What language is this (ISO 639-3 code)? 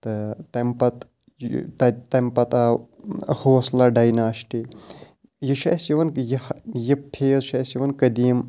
kas